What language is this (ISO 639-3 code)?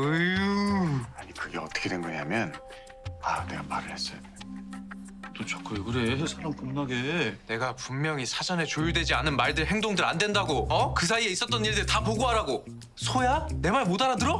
kor